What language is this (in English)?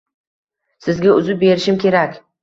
Uzbek